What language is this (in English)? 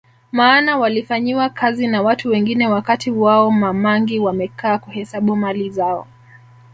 Swahili